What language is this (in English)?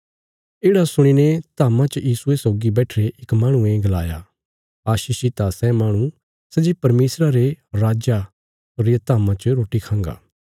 Bilaspuri